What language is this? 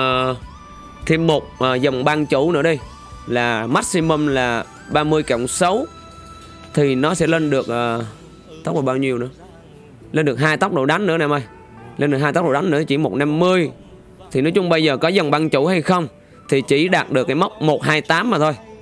Vietnamese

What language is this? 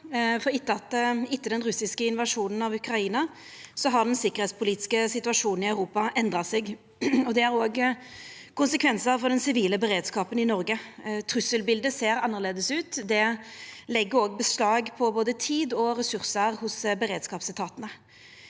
Norwegian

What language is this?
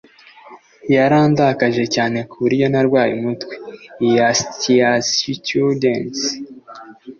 Kinyarwanda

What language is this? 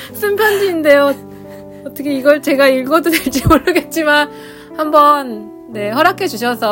Korean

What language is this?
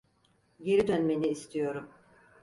Turkish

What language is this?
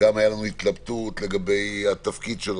Hebrew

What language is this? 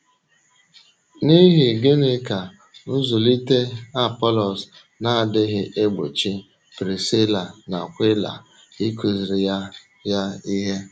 Igbo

